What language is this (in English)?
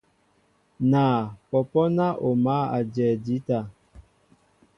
Mbo (Cameroon)